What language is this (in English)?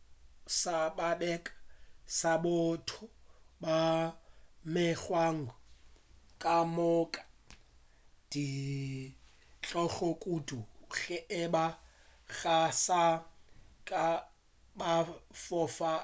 Northern Sotho